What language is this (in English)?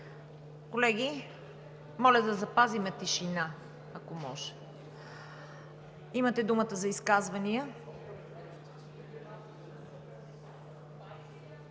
Bulgarian